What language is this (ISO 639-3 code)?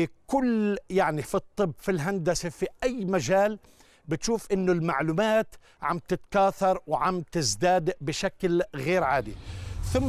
ara